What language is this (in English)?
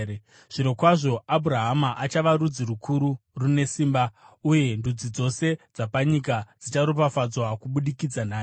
Shona